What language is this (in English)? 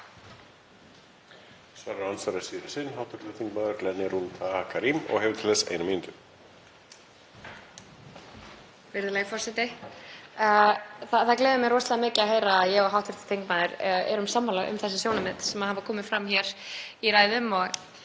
Icelandic